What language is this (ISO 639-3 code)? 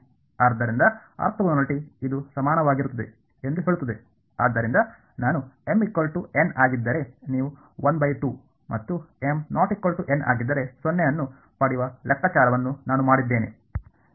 kan